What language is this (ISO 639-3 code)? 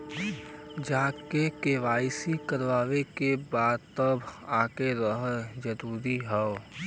bho